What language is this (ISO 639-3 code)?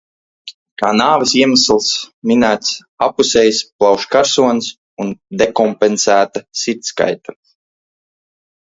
lav